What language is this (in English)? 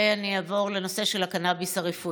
Hebrew